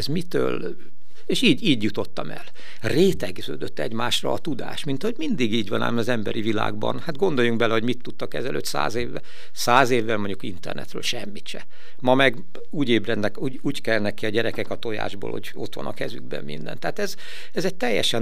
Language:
Hungarian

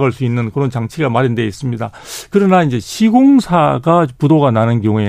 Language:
Korean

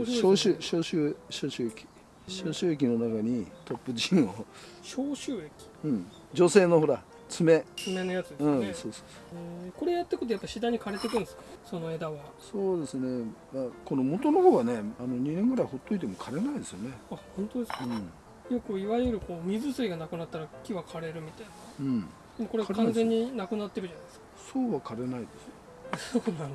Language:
Japanese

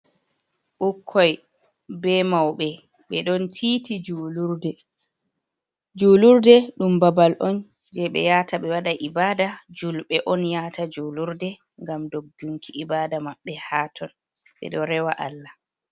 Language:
Fula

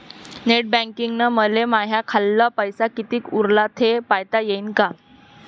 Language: Marathi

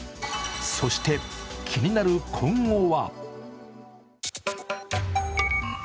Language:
Japanese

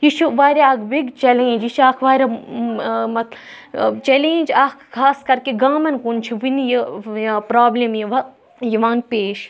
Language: Kashmiri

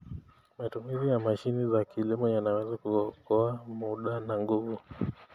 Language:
Kalenjin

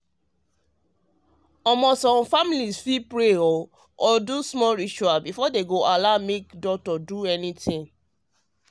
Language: Nigerian Pidgin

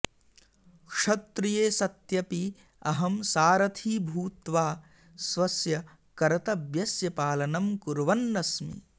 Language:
Sanskrit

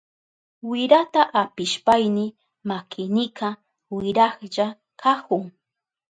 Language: Southern Pastaza Quechua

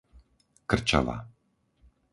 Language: Slovak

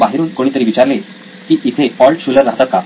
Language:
Marathi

